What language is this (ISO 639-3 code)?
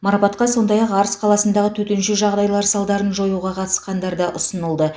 kaz